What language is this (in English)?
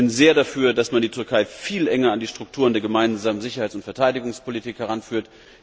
German